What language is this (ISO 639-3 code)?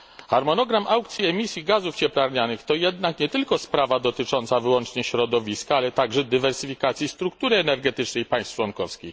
pol